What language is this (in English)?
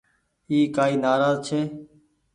Goaria